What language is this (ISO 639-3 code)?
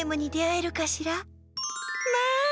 jpn